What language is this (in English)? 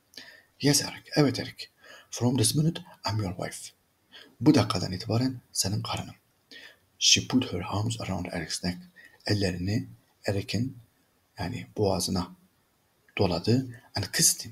Turkish